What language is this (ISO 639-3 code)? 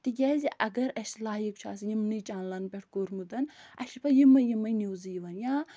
kas